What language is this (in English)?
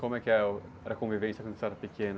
Portuguese